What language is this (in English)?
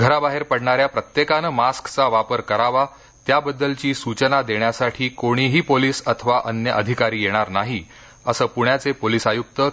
Marathi